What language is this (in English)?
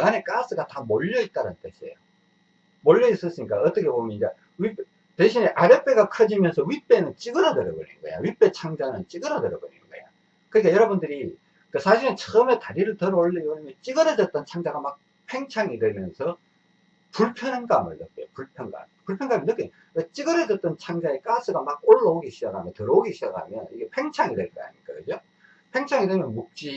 Korean